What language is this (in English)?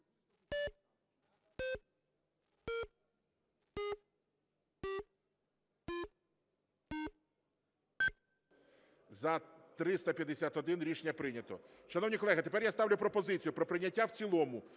Ukrainian